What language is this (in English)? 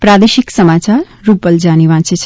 Gujarati